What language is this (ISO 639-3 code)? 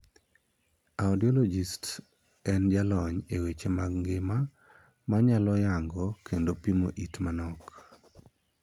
luo